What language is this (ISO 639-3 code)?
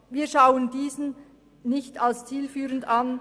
gsw